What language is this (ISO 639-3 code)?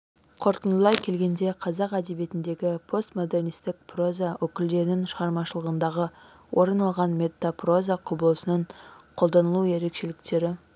kaz